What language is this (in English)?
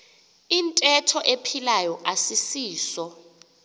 Xhosa